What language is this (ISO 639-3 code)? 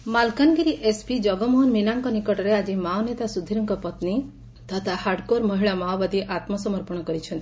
ori